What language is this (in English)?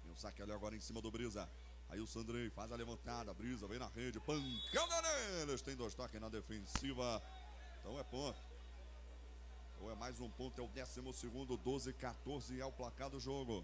Portuguese